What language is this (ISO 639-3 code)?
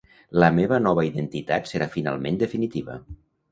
cat